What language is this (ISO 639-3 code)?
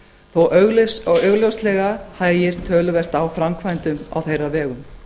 isl